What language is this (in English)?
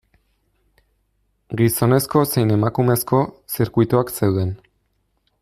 Basque